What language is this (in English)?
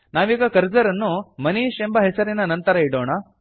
Kannada